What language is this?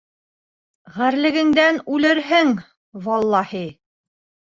Bashkir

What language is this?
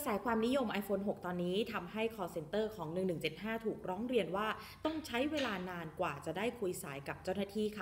Thai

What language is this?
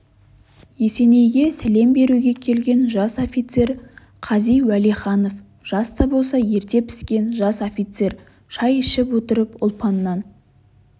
Kazakh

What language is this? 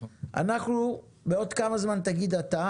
Hebrew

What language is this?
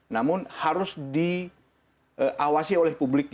Indonesian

